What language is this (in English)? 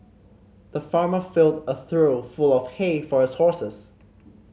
English